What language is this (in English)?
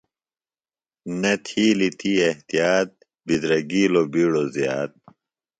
Phalura